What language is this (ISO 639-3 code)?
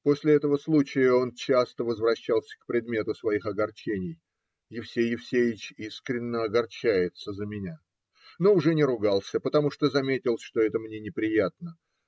rus